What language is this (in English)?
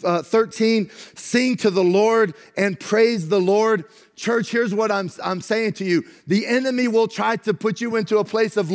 English